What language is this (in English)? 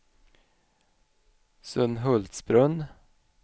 Swedish